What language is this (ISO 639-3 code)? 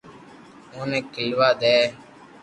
lrk